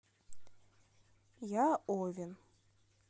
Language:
Russian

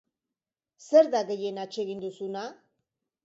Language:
Basque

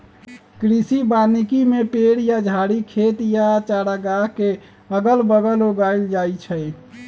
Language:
Magahi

